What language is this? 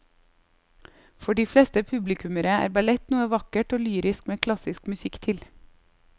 Norwegian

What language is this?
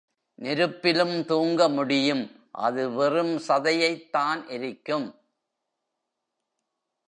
Tamil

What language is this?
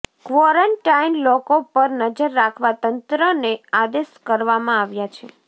Gujarati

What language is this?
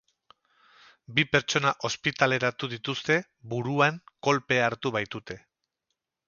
Basque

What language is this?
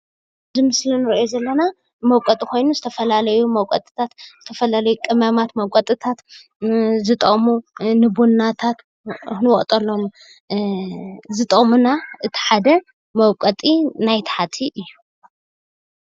Tigrinya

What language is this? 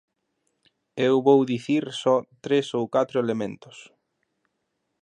Galician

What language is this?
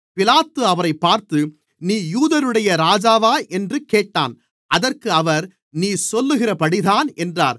Tamil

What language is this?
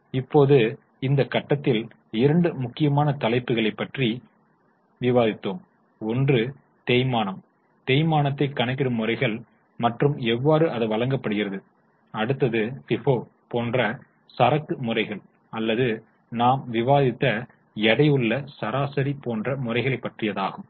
Tamil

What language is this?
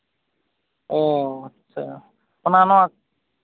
Santali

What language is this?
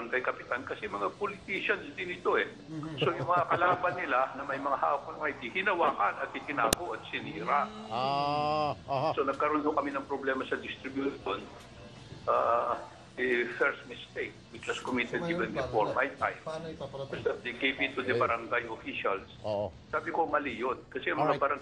Filipino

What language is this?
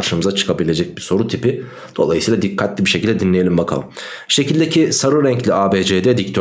Turkish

